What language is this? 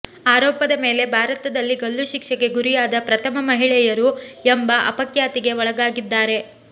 Kannada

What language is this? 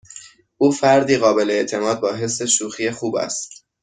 Persian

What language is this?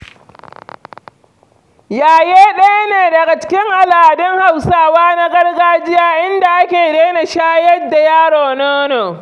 Hausa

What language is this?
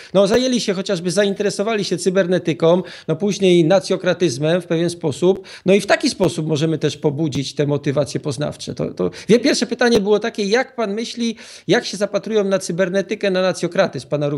Polish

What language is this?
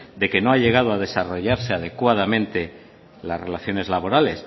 Spanish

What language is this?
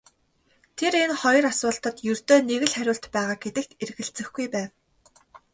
Mongolian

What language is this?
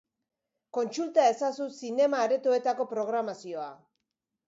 Basque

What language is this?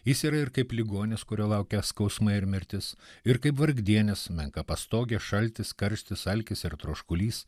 Lithuanian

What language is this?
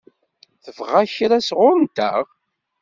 Kabyle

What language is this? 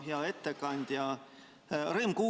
Estonian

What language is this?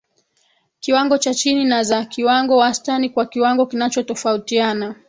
Swahili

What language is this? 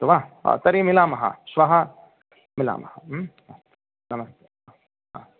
Sanskrit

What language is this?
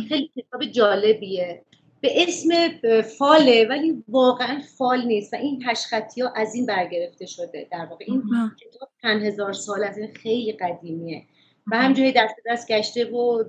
Persian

